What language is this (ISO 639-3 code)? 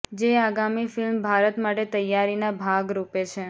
guj